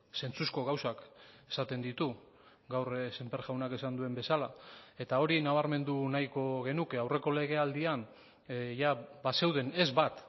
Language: Basque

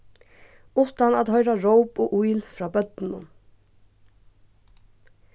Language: Faroese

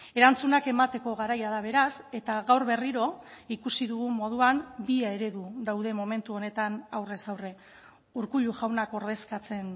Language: Basque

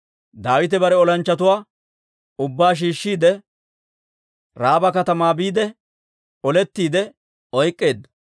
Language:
Dawro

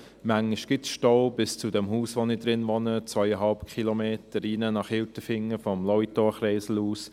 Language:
Swiss German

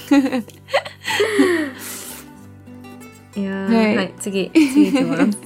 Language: Japanese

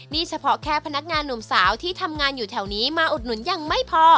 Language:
Thai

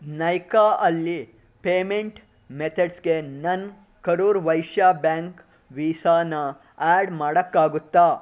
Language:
Kannada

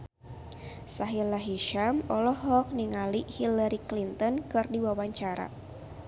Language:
Sundanese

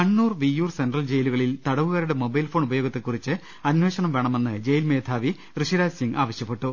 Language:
Malayalam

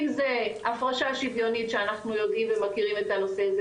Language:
Hebrew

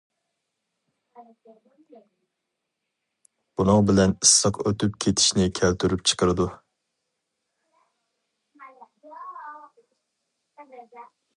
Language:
Uyghur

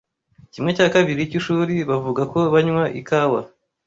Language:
Kinyarwanda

